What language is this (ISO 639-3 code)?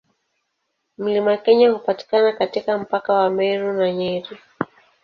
swa